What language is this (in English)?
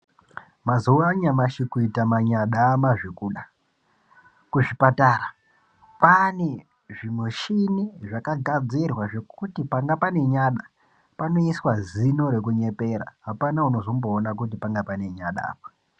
Ndau